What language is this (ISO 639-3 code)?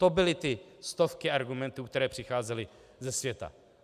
ces